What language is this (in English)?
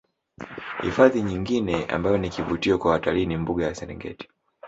Swahili